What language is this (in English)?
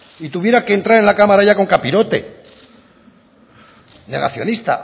Spanish